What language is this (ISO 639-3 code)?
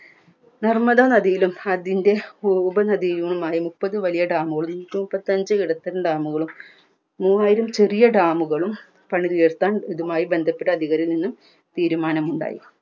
mal